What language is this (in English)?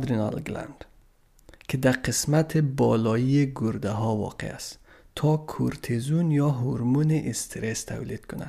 Persian